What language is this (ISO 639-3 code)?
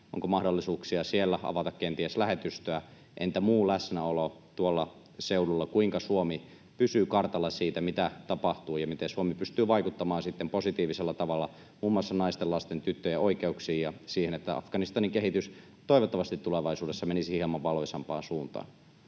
fin